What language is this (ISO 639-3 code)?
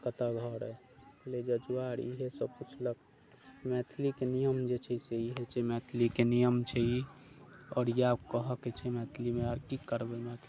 mai